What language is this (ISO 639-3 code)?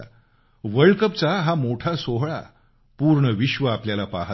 mar